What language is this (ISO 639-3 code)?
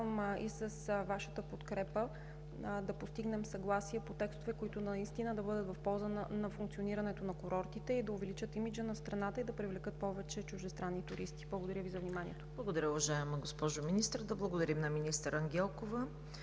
bul